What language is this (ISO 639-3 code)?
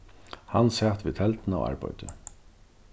fao